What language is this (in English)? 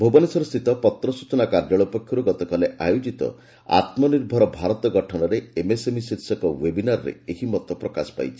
Odia